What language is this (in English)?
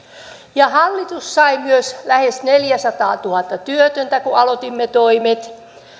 Finnish